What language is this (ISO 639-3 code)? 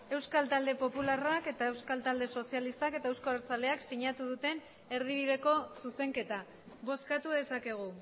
eus